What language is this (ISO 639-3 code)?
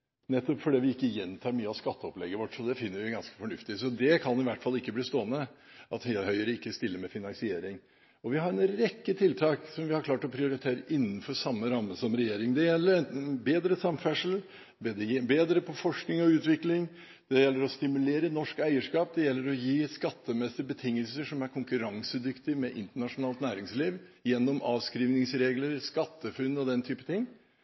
nob